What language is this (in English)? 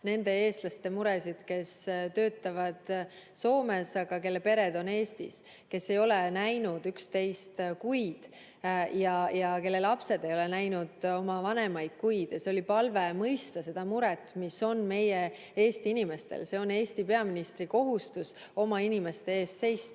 Estonian